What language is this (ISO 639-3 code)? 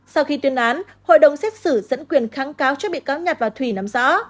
vie